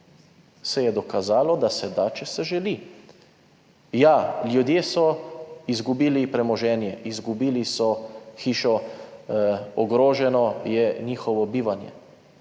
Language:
Slovenian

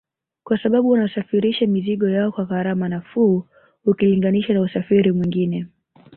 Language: Swahili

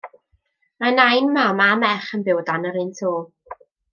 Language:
Welsh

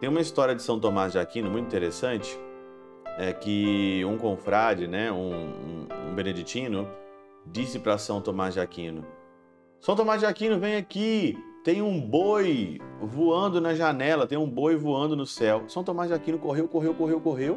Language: Portuguese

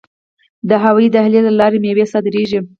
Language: Pashto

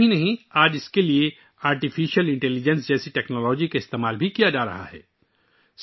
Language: Urdu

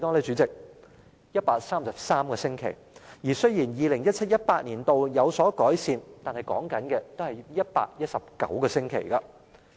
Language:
Cantonese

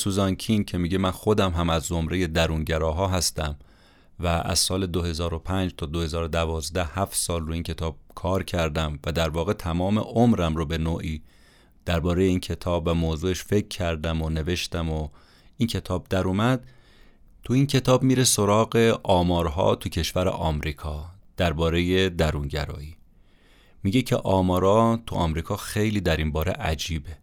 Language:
Persian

